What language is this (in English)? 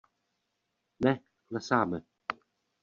Czech